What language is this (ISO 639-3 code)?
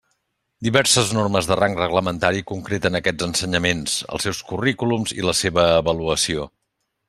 cat